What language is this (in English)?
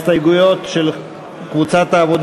Hebrew